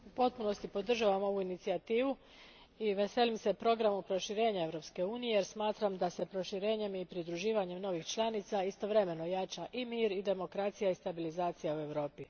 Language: Croatian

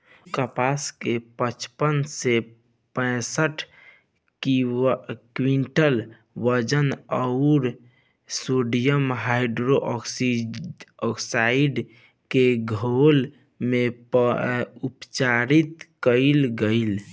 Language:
Bhojpuri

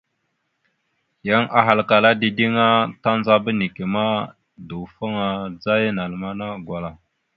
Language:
Mada (Cameroon)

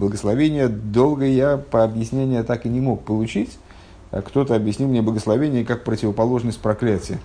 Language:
Russian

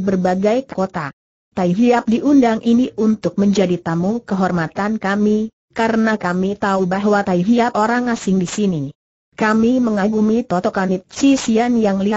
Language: Indonesian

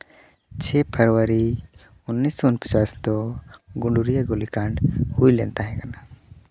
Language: Santali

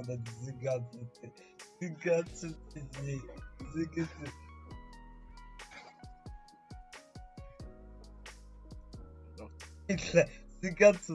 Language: Polish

